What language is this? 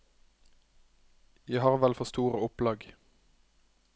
Norwegian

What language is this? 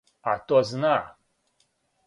Serbian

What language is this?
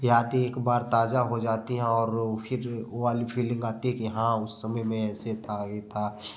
Hindi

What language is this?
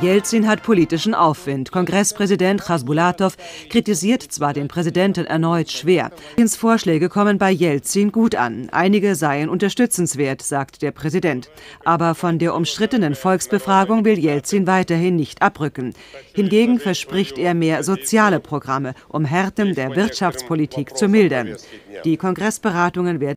German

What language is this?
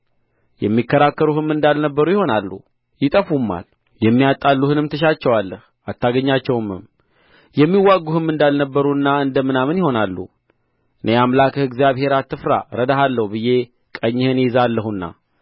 Amharic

